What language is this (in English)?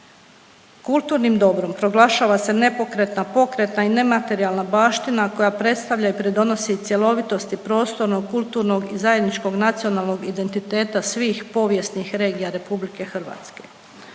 Croatian